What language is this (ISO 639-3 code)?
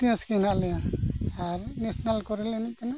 sat